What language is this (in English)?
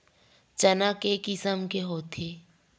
Chhattisgarhi